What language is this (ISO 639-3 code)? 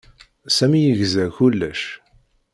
kab